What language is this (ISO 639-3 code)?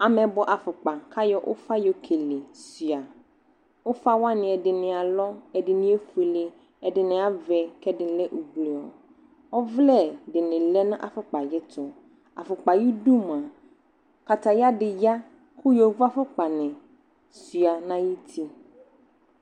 kpo